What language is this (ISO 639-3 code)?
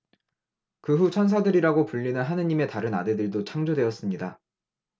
kor